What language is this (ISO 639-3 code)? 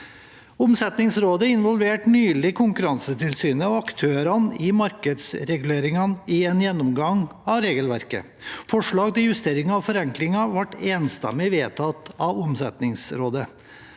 nor